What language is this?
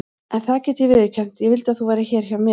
Icelandic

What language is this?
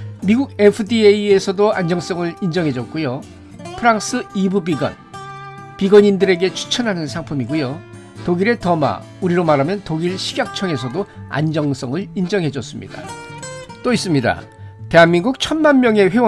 Korean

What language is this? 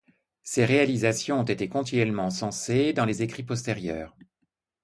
French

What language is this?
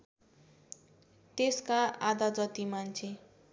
Nepali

